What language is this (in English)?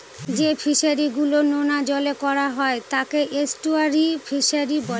Bangla